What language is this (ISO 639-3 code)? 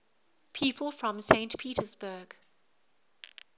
eng